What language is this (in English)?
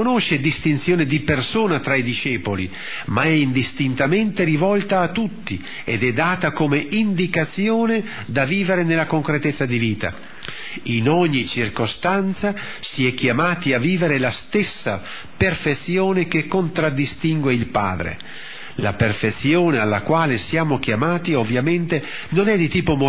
Italian